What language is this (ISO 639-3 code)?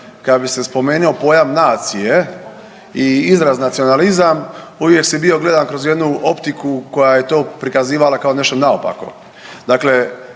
hrv